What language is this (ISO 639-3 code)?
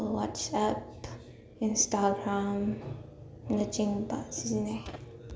mni